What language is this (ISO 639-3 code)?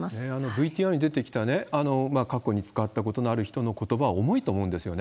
jpn